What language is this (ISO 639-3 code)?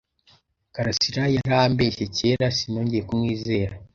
kin